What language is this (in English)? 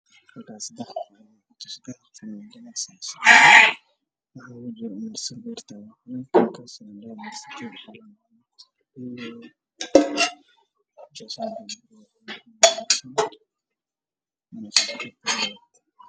Somali